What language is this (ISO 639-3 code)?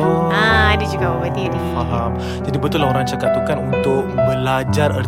msa